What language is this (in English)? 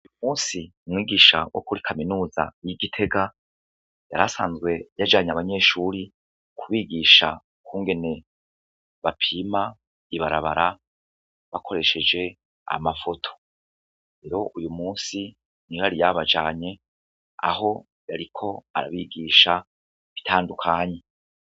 Rundi